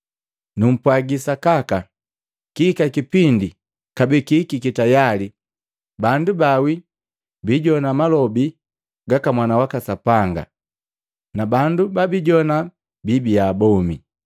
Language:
Matengo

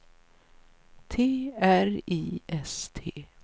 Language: Swedish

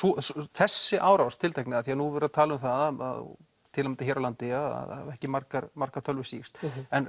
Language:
Icelandic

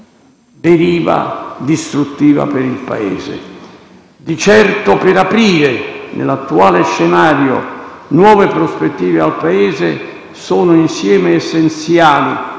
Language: Italian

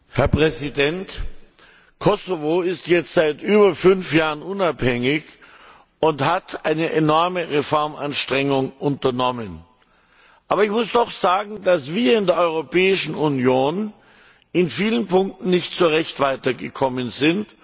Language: German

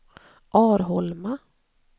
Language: Swedish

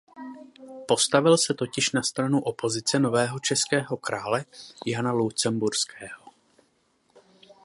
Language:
Czech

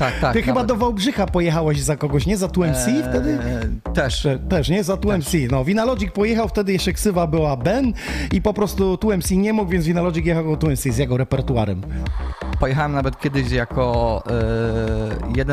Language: Polish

